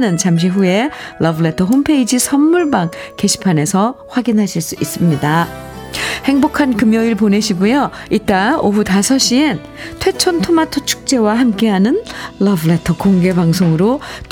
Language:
Korean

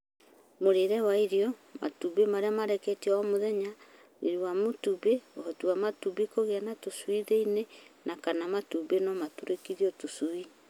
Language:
Kikuyu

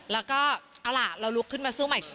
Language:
Thai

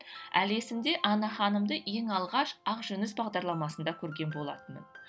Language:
Kazakh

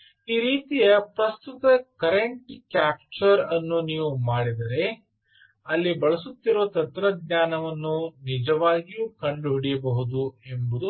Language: Kannada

